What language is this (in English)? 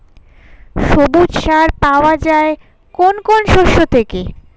Bangla